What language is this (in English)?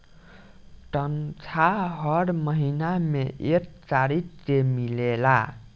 Bhojpuri